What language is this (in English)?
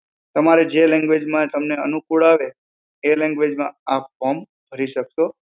Gujarati